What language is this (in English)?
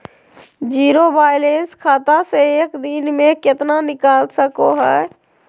Magahi